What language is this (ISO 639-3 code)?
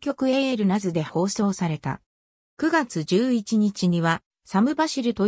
jpn